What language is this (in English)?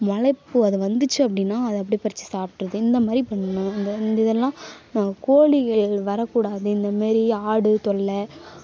Tamil